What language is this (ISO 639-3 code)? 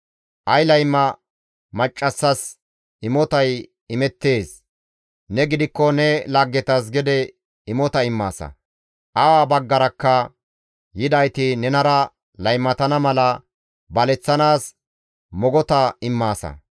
gmv